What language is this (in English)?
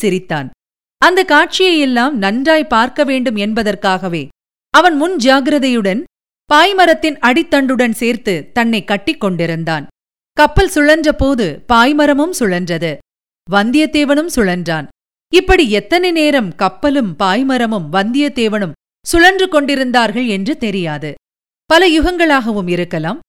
Tamil